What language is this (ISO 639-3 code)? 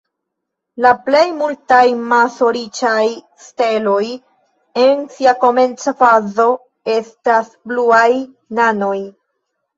epo